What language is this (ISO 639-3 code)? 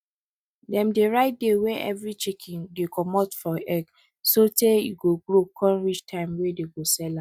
pcm